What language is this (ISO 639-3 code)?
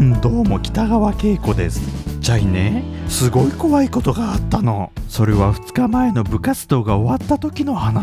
jpn